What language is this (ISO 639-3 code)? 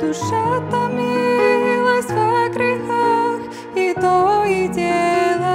rus